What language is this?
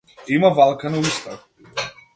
Macedonian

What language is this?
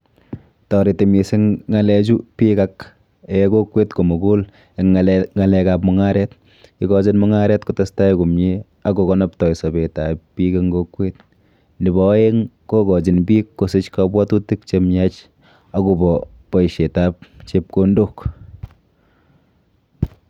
Kalenjin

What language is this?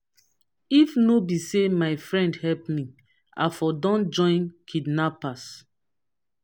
Nigerian Pidgin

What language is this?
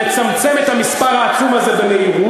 Hebrew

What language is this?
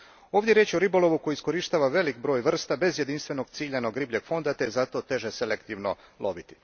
Croatian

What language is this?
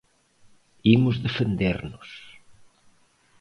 Galician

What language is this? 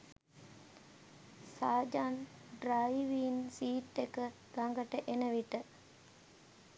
Sinhala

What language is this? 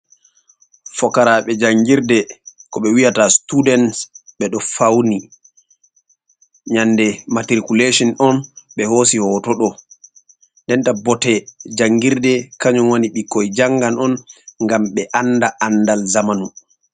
Fula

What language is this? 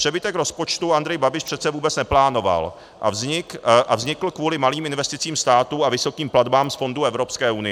Czech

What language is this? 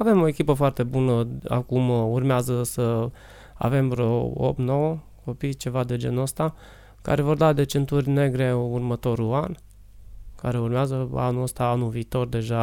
Romanian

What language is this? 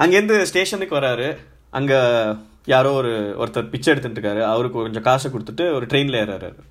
Tamil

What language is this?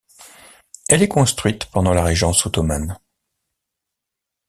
French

